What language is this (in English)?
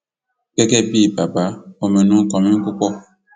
Yoruba